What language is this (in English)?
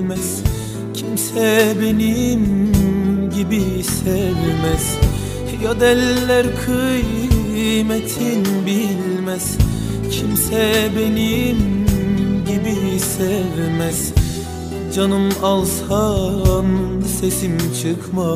Turkish